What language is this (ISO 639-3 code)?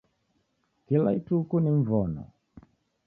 dav